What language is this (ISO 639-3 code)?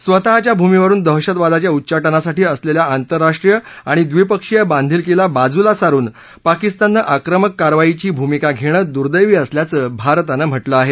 mar